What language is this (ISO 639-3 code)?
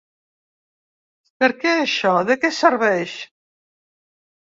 cat